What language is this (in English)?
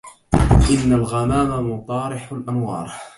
Arabic